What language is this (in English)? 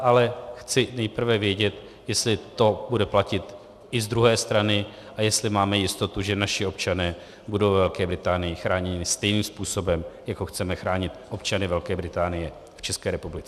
Czech